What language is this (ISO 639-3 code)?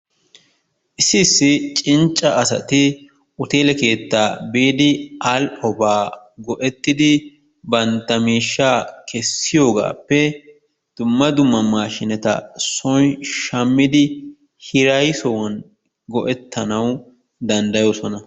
wal